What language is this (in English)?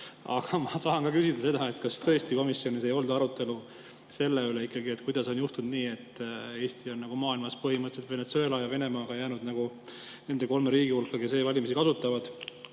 Estonian